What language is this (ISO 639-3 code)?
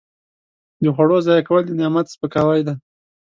pus